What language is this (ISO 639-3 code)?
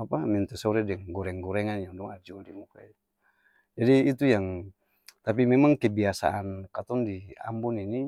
abs